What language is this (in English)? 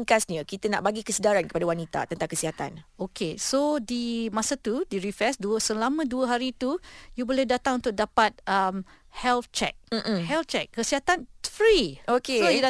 Malay